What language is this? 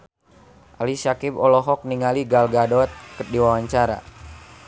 Sundanese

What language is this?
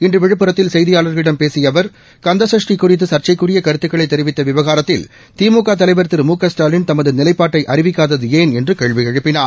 Tamil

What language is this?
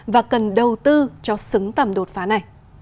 Vietnamese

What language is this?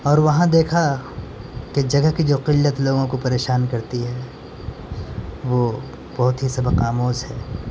Urdu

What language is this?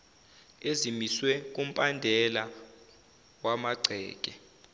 Zulu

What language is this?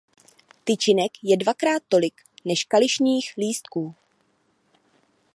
Czech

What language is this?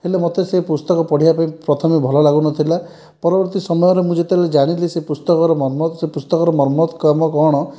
Odia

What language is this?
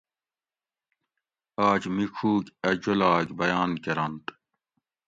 Gawri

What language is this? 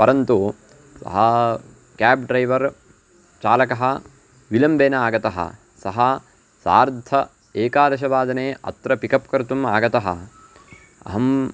Sanskrit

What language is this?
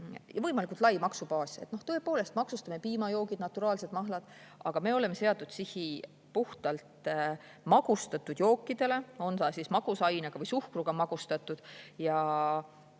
Estonian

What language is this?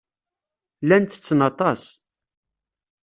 Kabyle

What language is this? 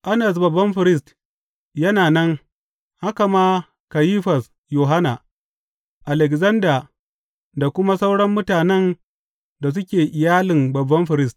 Hausa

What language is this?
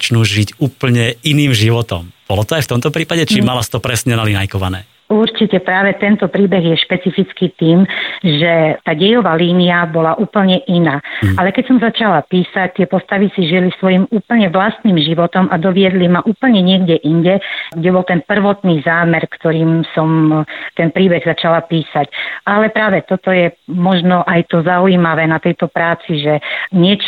Slovak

